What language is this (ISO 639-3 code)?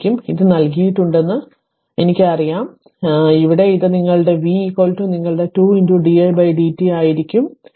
mal